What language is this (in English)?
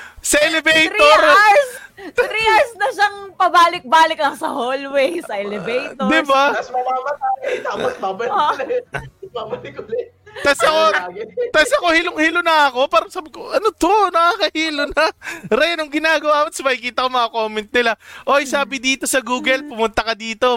Filipino